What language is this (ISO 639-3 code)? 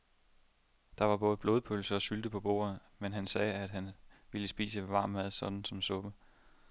dan